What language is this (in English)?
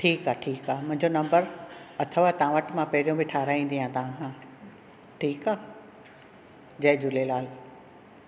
Sindhi